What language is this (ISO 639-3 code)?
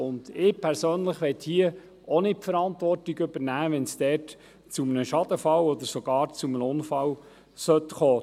gsw